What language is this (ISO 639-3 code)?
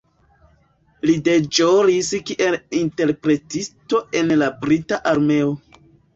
epo